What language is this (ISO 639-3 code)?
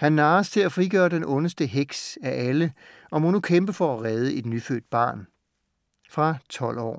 dan